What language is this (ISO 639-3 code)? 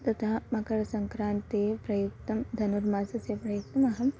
san